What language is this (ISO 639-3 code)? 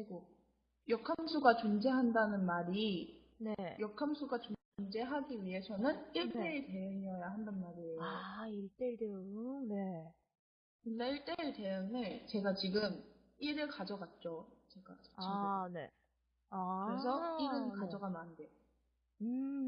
kor